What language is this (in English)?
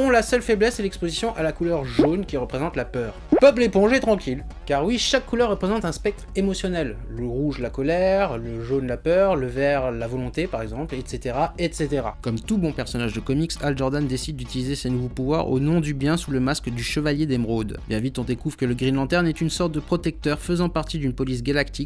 French